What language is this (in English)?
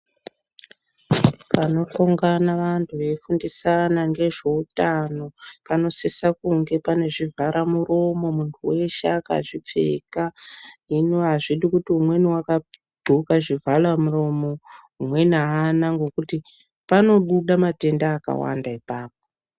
Ndau